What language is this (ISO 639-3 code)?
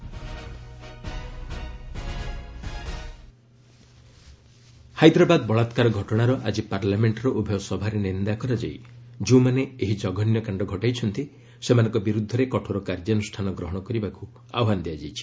ori